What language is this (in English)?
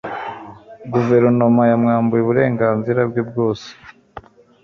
Kinyarwanda